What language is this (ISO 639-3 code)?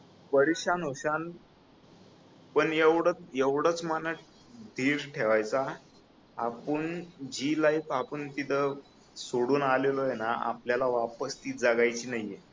mar